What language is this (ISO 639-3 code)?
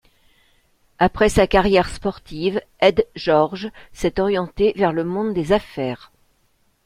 fra